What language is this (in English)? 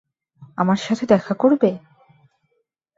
Bangla